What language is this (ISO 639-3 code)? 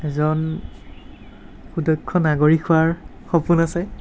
asm